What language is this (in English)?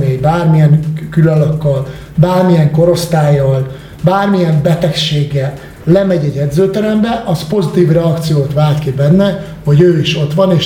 Hungarian